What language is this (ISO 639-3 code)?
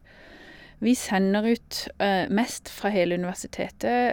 nor